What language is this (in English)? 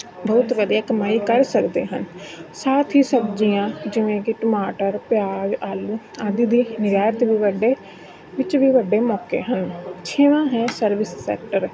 Punjabi